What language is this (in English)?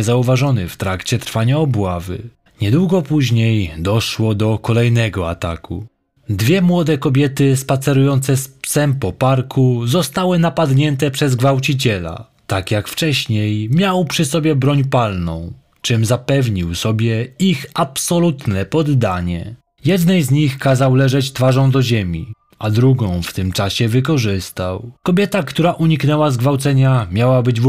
Polish